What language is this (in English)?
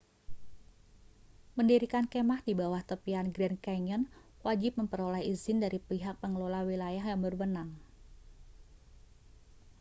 Indonesian